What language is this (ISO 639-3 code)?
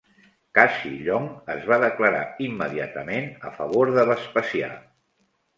cat